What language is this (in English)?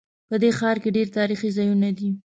Pashto